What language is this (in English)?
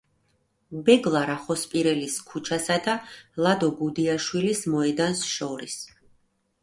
Georgian